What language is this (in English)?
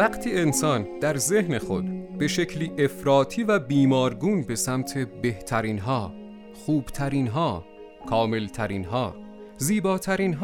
Persian